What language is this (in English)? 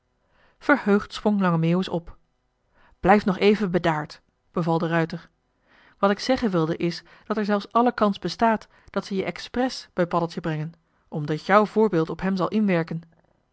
Dutch